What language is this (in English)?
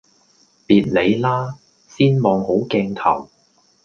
Cantonese